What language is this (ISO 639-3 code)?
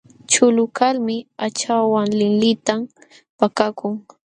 qxw